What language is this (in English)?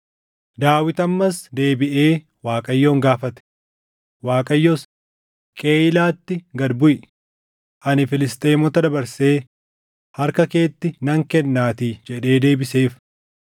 Oromo